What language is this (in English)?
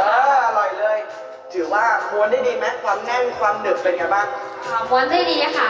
Thai